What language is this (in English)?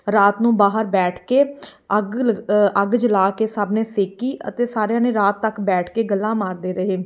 Punjabi